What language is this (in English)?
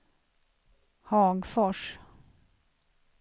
Swedish